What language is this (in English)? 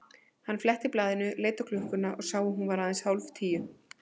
Icelandic